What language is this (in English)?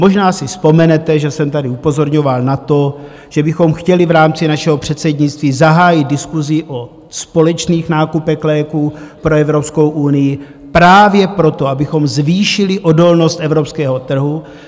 Czech